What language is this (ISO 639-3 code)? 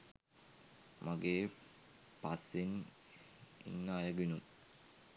sin